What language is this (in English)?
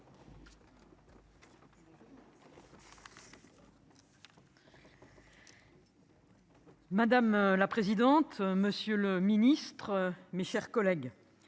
French